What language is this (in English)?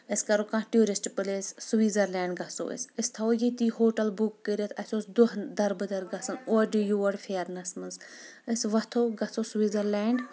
Kashmiri